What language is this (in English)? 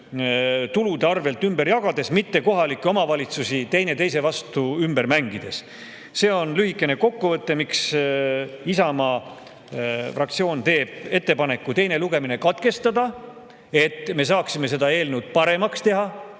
Estonian